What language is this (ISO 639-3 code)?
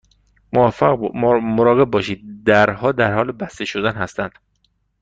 fas